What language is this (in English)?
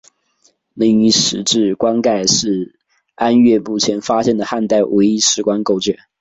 Chinese